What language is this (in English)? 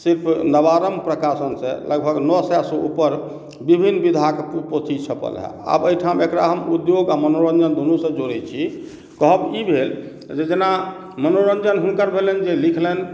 Maithili